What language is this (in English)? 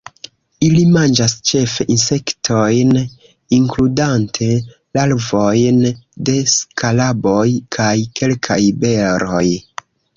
Esperanto